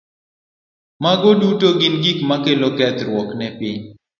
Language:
Luo (Kenya and Tanzania)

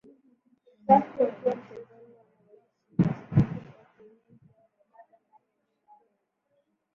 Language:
Swahili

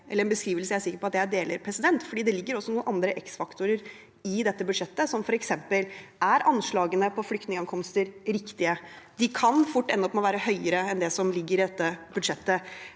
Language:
Norwegian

